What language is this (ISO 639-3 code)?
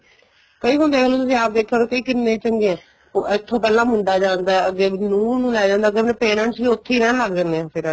pan